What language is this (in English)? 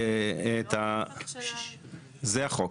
Hebrew